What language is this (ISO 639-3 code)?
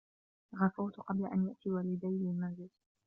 ara